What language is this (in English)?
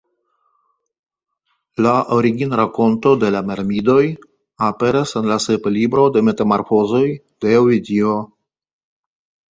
Esperanto